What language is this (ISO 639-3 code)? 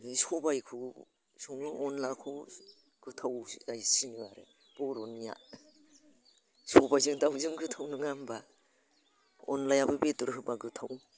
brx